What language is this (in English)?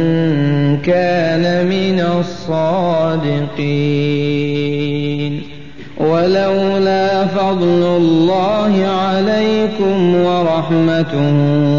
Arabic